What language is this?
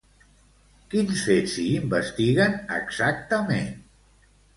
Catalan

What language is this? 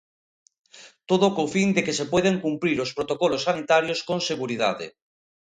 Galician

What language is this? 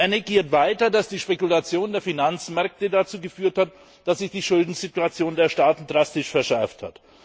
German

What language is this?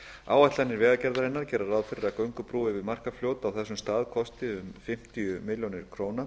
Icelandic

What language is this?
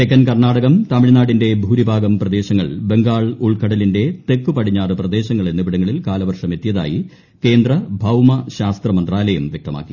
Malayalam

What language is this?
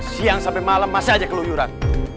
Indonesian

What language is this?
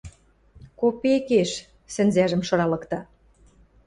Western Mari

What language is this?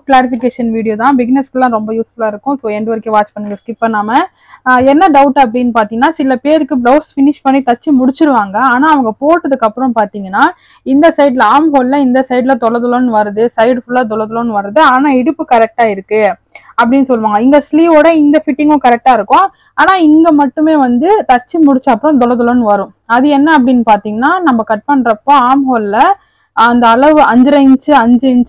Tamil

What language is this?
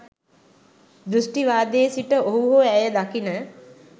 Sinhala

